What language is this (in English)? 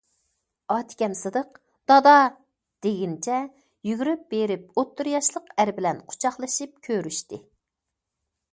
Uyghur